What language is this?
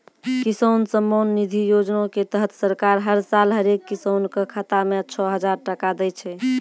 Maithili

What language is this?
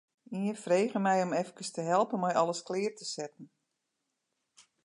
Western Frisian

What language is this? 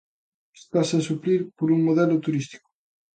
Galician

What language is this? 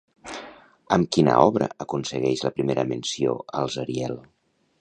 Catalan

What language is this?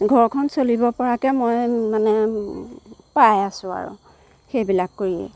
Assamese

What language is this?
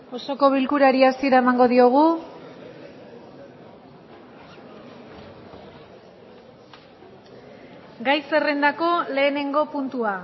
Basque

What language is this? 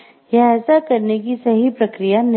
Hindi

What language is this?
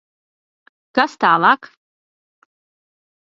Latvian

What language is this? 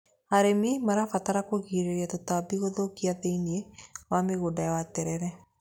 Kikuyu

